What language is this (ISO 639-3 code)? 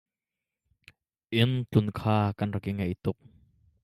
cnh